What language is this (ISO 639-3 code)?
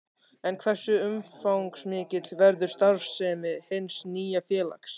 isl